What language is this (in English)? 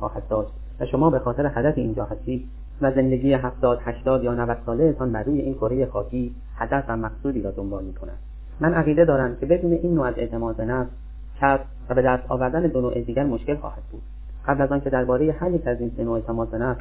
Persian